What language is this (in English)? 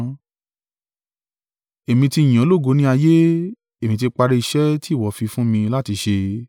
Yoruba